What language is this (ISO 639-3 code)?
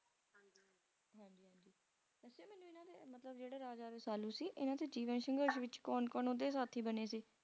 pan